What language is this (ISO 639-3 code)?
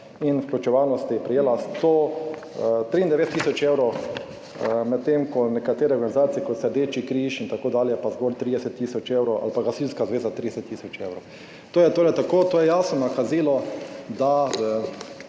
slv